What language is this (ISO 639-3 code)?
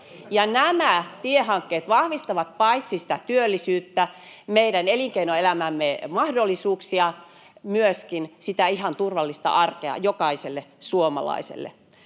fin